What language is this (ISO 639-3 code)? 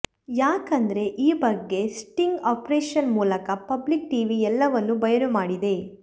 kan